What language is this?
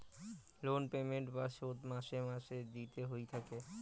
Bangla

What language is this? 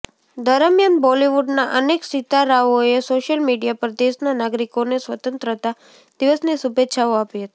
Gujarati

